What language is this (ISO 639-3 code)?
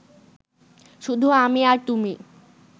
ben